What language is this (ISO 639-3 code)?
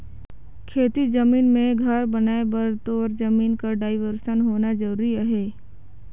hne